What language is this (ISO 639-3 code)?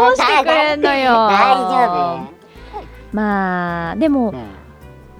jpn